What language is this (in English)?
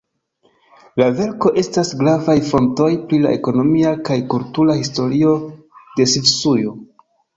Esperanto